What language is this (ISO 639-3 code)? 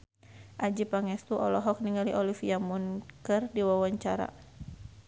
sun